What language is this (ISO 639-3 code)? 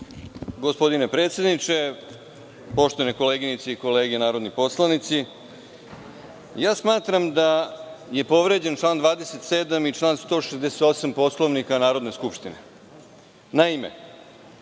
srp